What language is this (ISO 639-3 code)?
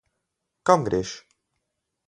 slv